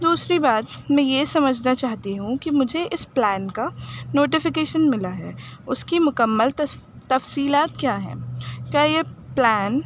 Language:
Urdu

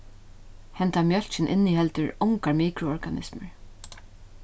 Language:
Faroese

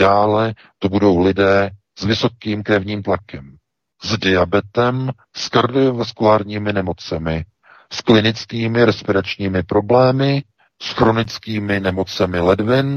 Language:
Czech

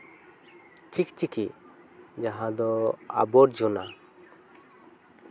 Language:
Santali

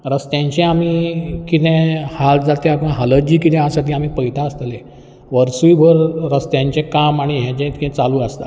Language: Konkani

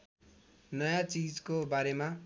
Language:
Nepali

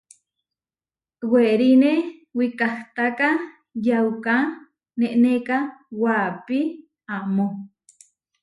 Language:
Huarijio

